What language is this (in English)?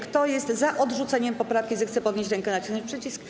Polish